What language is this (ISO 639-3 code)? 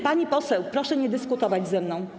pol